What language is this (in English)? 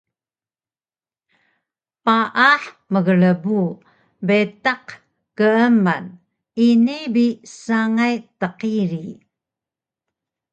Taroko